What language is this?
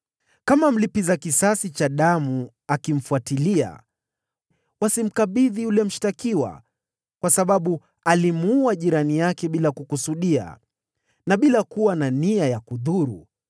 Swahili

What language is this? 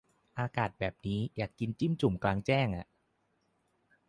Thai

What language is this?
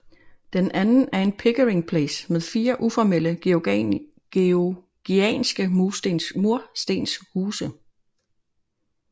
Danish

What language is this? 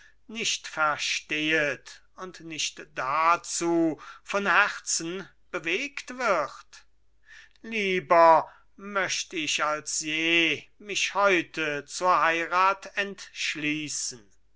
German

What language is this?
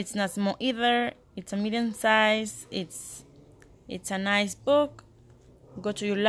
English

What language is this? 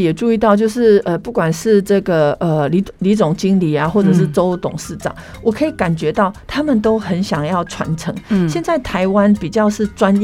Chinese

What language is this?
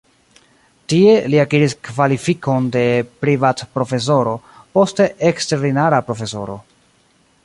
Esperanto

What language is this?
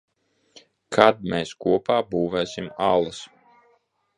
Latvian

